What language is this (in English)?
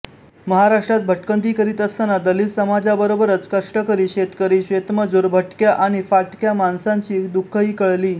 Marathi